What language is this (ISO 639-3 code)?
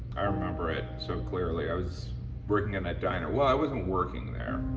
eng